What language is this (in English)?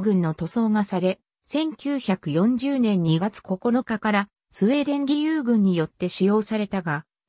Japanese